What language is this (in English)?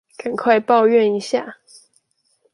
Chinese